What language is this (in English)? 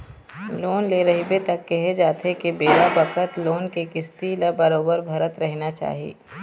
Chhattisgarhi